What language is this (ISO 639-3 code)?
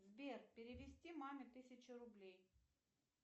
rus